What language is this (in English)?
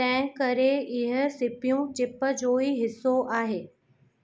Sindhi